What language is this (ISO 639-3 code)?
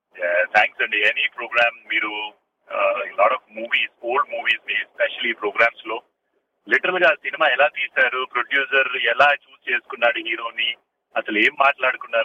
tel